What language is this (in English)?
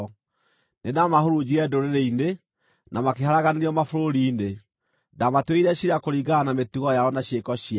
Kikuyu